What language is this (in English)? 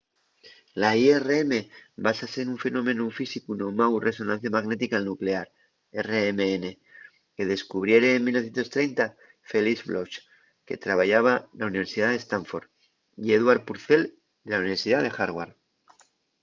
Asturian